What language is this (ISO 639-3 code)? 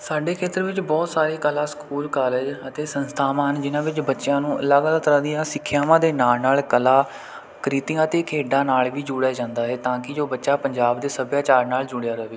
pan